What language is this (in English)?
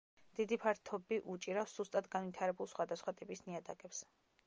Georgian